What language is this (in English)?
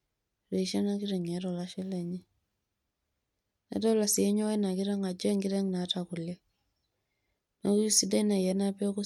Masai